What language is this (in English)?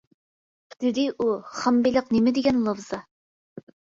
Uyghur